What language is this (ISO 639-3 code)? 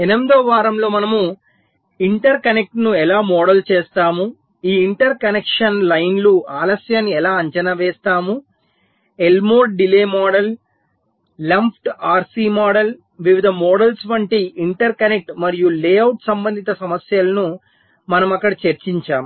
tel